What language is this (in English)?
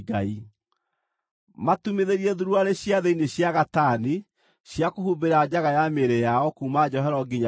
Kikuyu